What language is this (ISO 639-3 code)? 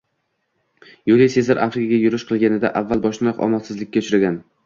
uzb